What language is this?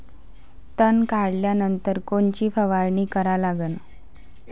Marathi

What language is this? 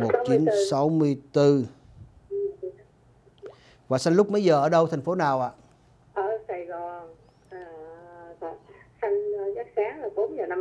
Vietnamese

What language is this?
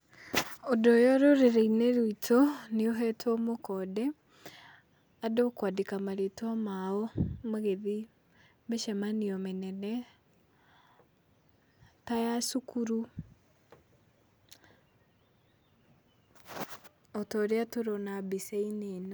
Kikuyu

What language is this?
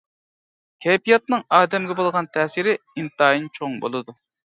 Uyghur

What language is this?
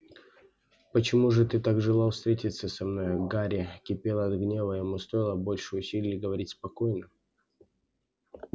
Russian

